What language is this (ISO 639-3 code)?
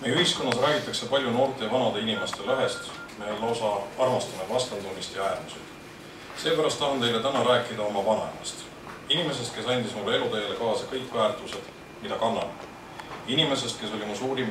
fin